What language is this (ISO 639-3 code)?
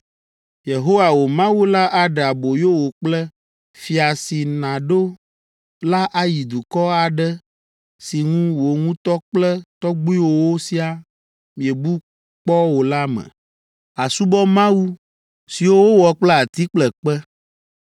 ewe